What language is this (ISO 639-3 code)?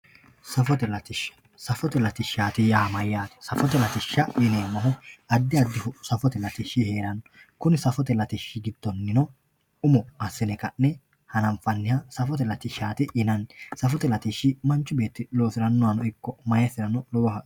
sid